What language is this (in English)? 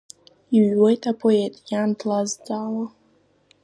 Abkhazian